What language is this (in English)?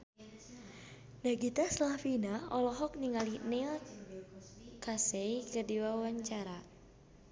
Sundanese